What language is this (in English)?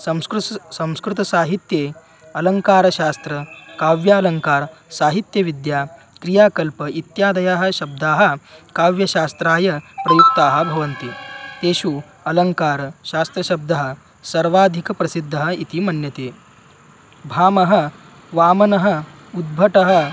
Sanskrit